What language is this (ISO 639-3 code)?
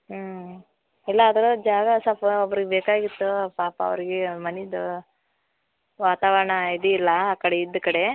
kan